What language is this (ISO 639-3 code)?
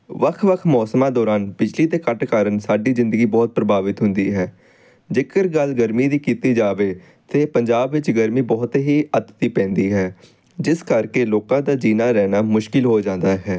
pan